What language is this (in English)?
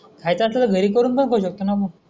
Marathi